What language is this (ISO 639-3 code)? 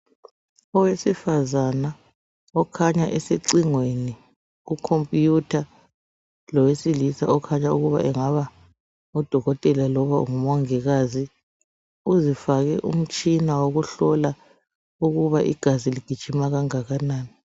nde